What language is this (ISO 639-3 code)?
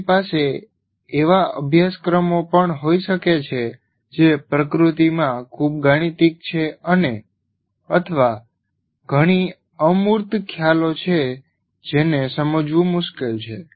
guj